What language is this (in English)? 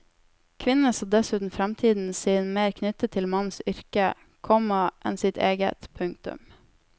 Norwegian